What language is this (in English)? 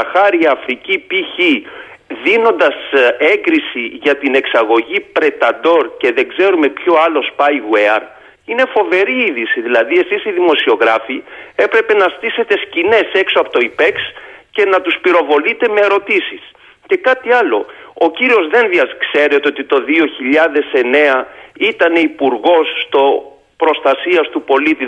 Greek